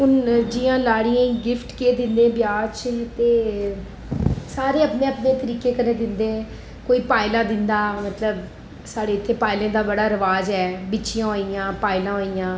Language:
Dogri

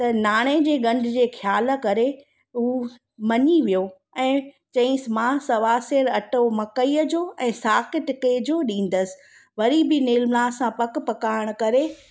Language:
Sindhi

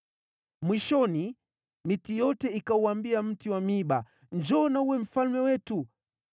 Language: Swahili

